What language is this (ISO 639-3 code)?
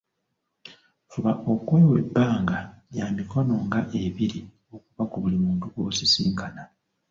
lug